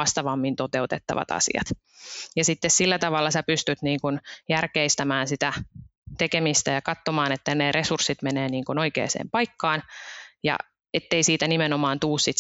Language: Finnish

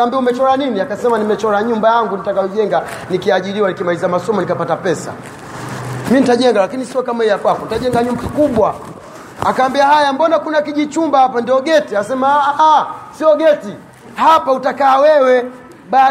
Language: Swahili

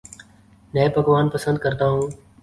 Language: Urdu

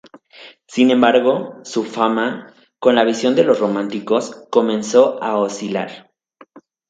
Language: Spanish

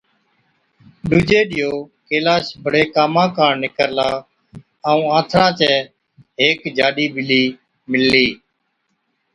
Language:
Od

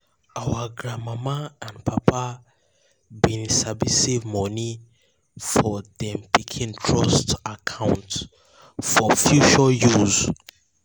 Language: Nigerian Pidgin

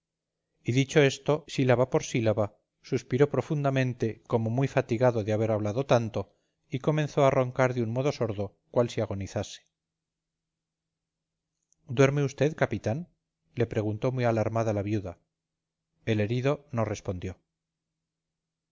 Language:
Spanish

